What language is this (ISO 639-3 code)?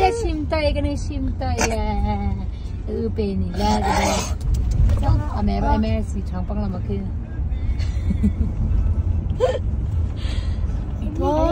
ara